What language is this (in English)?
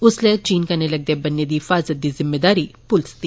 Dogri